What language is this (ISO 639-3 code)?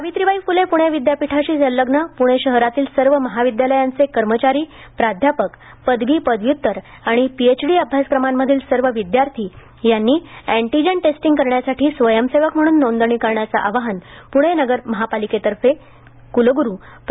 mar